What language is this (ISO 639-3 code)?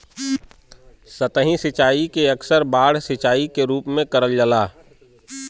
bho